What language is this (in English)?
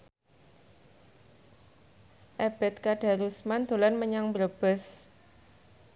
Javanese